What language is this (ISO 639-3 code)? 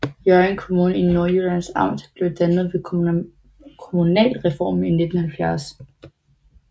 dan